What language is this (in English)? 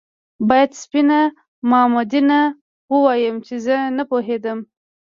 Pashto